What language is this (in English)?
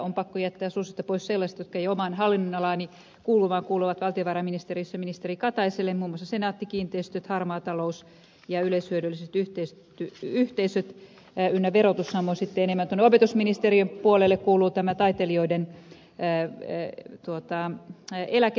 Finnish